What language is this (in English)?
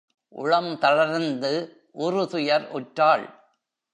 Tamil